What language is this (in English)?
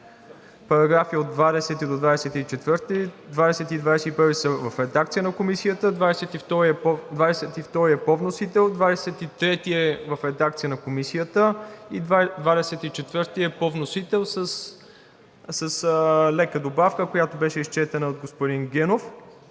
Bulgarian